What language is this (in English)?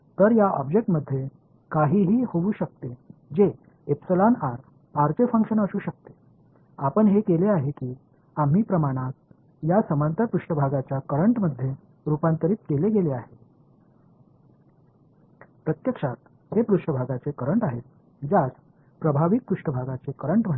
Marathi